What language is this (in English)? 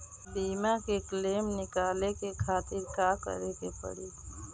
Bhojpuri